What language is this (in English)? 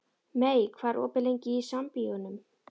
Icelandic